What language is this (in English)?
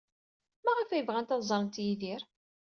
Kabyle